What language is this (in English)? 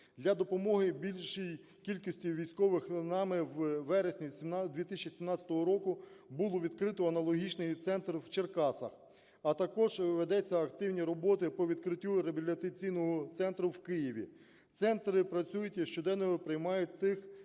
Ukrainian